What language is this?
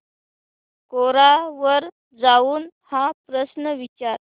Marathi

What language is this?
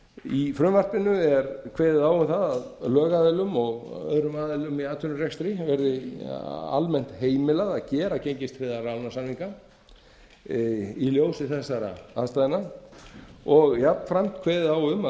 Icelandic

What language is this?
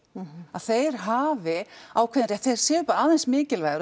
Icelandic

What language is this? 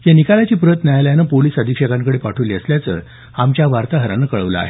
Marathi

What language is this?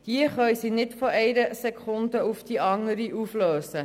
Swiss German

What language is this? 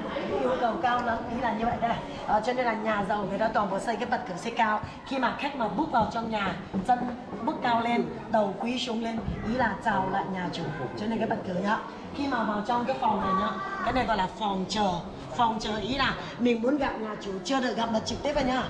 Vietnamese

